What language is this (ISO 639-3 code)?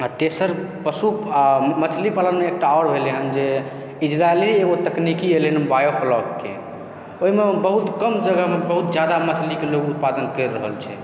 mai